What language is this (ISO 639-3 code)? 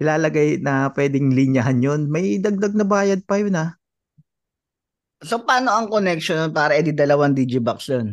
fil